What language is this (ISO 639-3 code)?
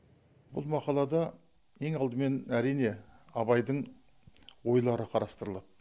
kaz